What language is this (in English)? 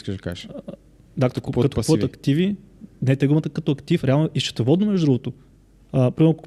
Bulgarian